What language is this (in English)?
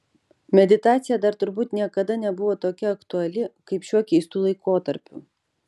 Lithuanian